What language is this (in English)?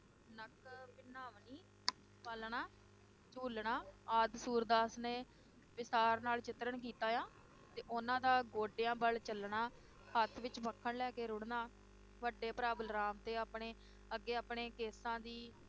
Punjabi